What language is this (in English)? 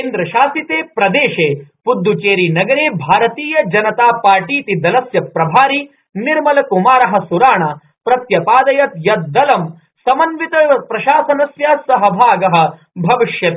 Sanskrit